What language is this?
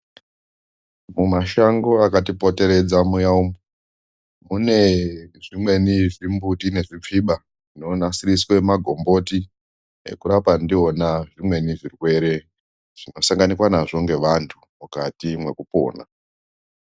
Ndau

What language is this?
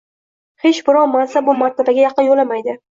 Uzbek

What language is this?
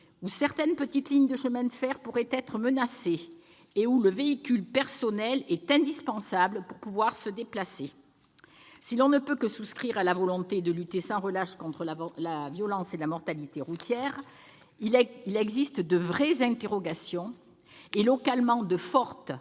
French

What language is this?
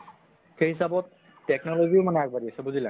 Assamese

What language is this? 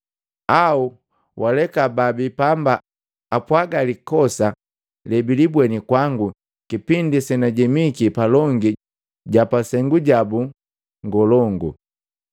Matengo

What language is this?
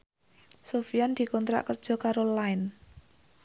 Javanese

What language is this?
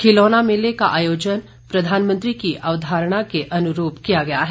Hindi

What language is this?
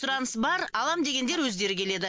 Kazakh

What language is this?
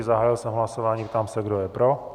Czech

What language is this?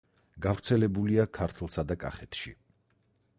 Georgian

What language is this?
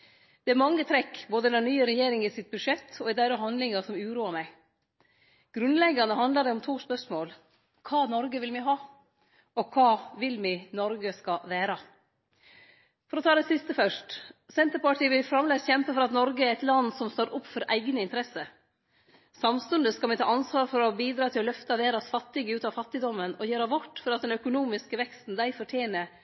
Norwegian Nynorsk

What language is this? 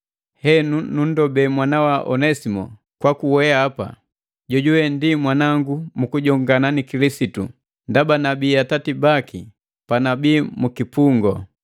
Matengo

